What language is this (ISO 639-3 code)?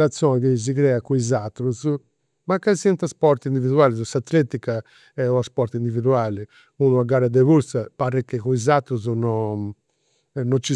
sro